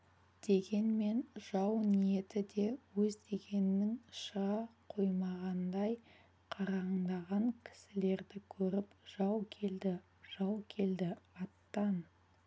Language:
Kazakh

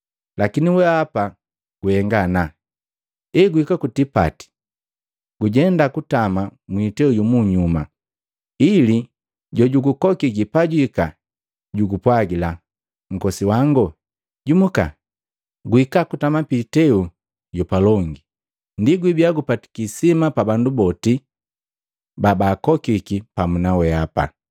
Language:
Matengo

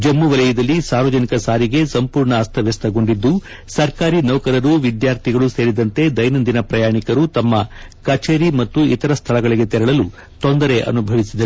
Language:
Kannada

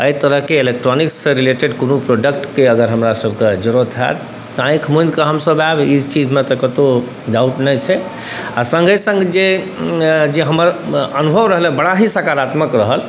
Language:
Maithili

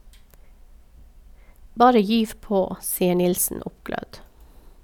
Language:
Norwegian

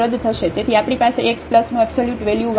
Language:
Gujarati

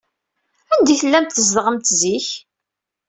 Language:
Kabyle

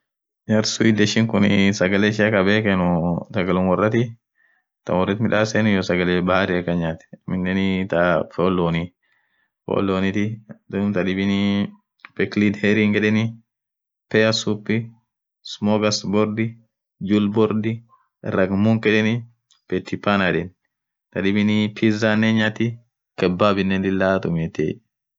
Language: Orma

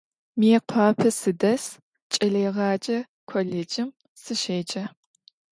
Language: Adyghe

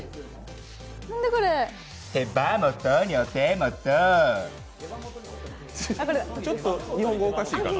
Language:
Japanese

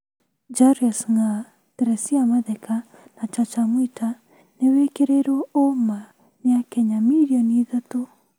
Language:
Kikuyu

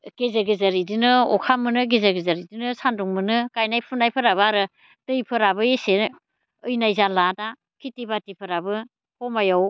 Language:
Bodo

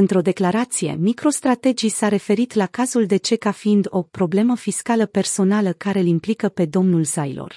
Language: Romanian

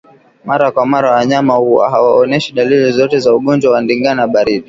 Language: Swahili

